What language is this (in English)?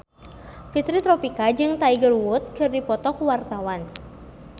Sundanese